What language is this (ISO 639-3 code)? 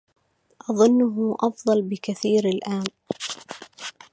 ara